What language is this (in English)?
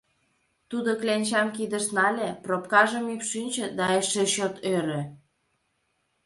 Mari